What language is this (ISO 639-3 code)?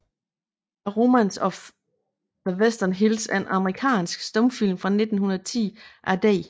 dan